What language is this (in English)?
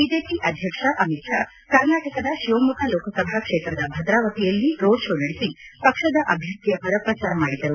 Kannada